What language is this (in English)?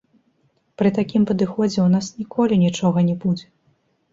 Belarusian